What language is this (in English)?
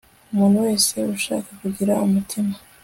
Kinyarwanda